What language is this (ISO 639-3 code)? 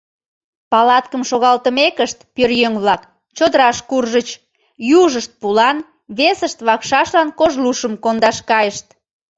chm